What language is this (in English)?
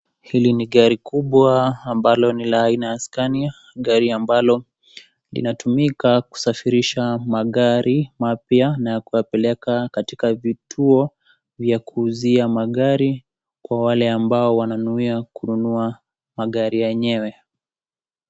Swahili